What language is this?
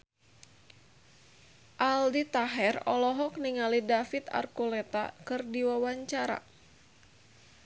Sundanese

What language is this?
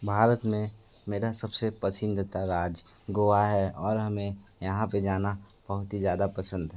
Hindi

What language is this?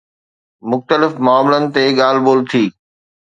Sindhi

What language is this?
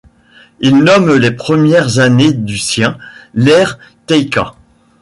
French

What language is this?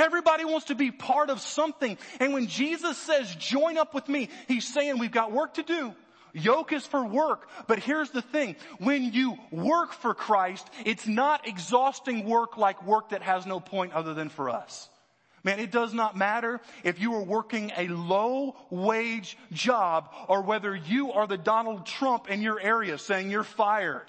English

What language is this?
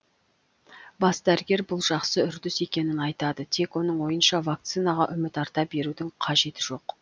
Kazakh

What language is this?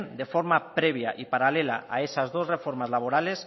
Spanish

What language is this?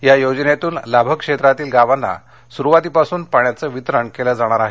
Marathi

